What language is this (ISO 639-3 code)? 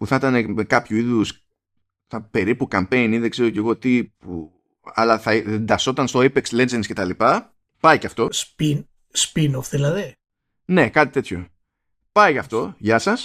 ell